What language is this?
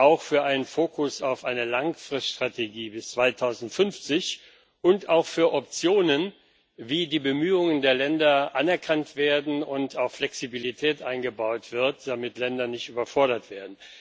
German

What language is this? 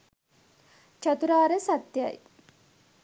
Sinhala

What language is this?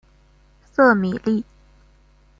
Chinese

